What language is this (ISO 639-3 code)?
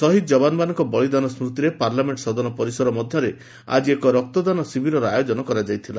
ori